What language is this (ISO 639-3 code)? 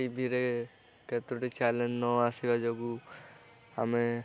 ori